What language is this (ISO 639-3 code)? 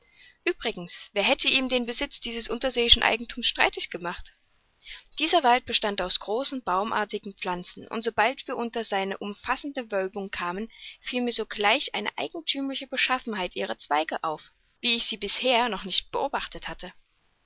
deu